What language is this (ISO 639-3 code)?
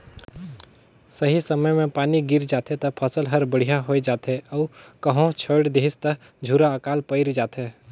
hne